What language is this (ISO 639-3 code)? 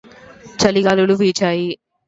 tel